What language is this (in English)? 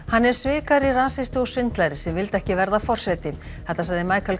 Icelandic